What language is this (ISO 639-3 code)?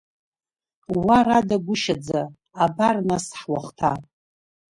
abk